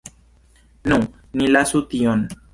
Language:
Esperanto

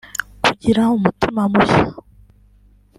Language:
Kinyarwanda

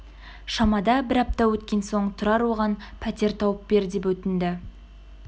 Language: Kazakh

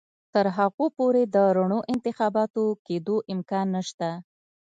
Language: Pashto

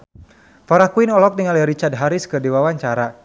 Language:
Sundanese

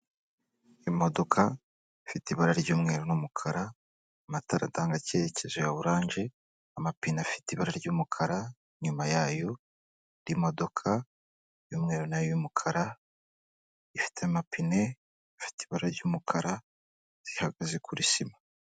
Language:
Kinyarwanda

